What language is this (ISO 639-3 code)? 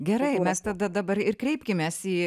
lit